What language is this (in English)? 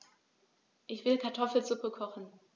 German